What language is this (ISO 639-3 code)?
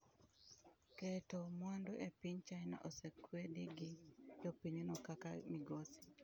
luo